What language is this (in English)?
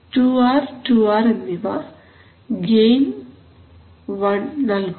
Malayalam